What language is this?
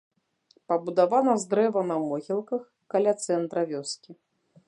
Belarusian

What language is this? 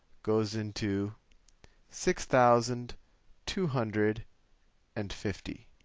English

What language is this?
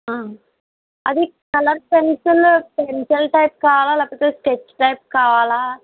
Telugu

